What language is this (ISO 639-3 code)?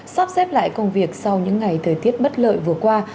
vie